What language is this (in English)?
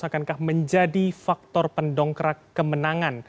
Indonesian